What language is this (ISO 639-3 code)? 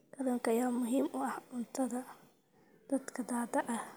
som